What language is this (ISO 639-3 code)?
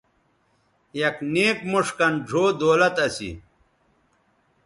btv